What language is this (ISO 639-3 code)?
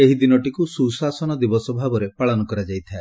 ori